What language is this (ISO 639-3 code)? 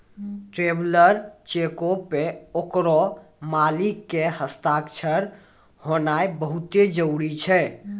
mai